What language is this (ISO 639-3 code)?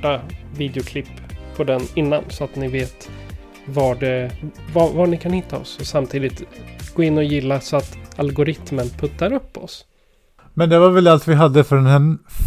swe